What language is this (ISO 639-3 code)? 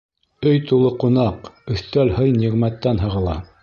bak